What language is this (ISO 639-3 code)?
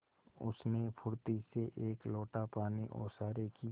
hin